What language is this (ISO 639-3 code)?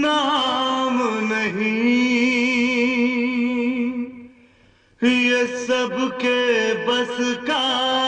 hin